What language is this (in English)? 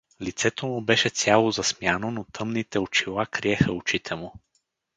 Bulgarian